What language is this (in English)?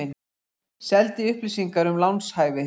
Icelandic